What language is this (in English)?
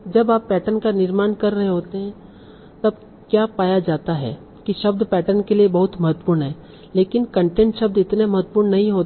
Hindi